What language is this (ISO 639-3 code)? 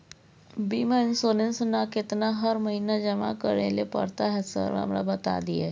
mai